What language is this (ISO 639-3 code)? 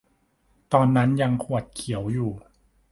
tha